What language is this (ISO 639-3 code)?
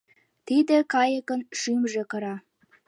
chm